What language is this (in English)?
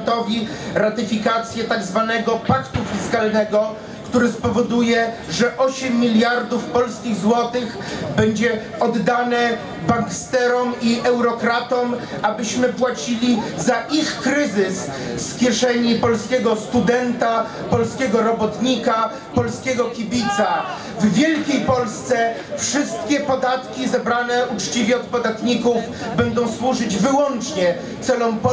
Polish